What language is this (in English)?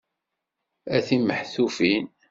Kabyle